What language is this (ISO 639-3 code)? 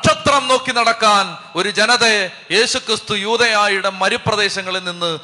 mal